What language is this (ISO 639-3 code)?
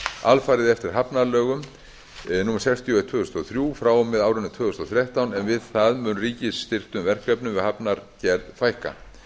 isl